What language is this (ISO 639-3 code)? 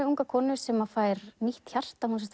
isl